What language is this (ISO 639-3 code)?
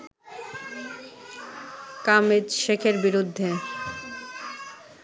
ben